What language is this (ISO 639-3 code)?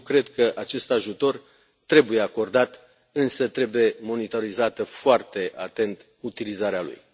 ron